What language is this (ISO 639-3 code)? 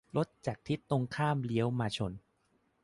tha